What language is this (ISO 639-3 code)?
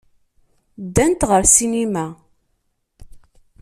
kab